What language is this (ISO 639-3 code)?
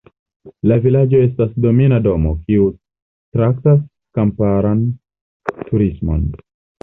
epo